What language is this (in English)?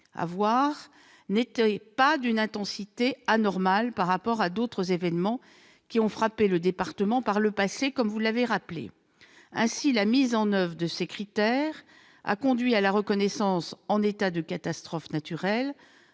French